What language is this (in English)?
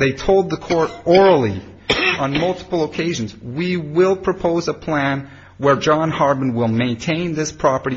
English